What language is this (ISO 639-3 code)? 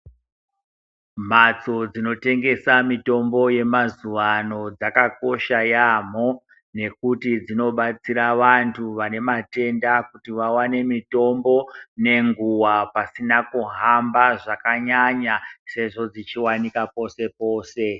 ndc